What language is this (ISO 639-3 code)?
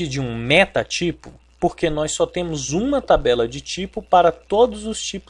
por